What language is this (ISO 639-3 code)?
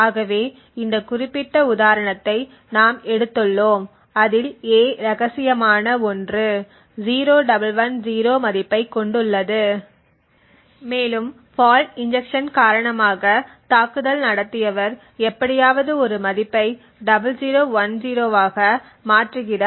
tam